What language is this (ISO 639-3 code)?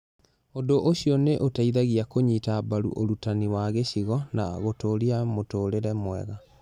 kik